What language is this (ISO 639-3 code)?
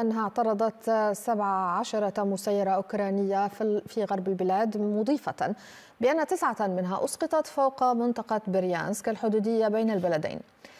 ara